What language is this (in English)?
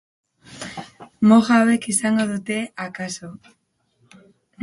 Basque